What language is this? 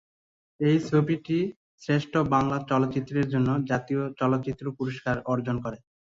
Bangla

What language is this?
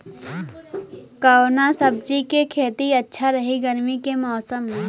Bhojpuri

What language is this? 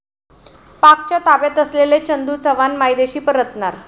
Marathi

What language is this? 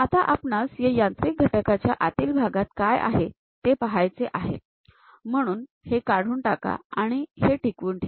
Marathi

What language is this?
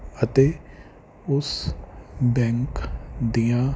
Punjabi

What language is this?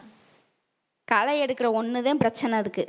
Tamil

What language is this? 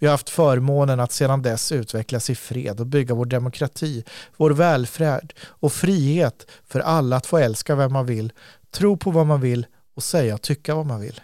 Swedish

